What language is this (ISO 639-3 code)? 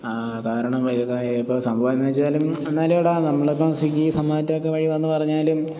mal